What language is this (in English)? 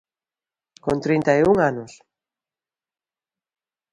Galician